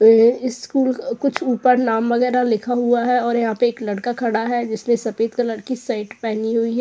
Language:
Hindi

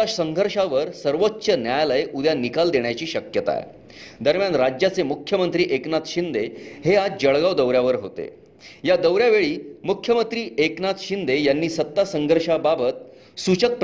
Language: Marathi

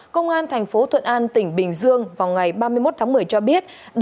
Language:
Vietnamese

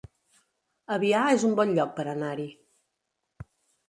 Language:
Catalan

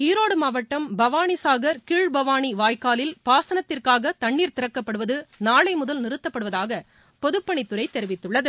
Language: Tamil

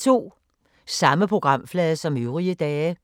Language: Danish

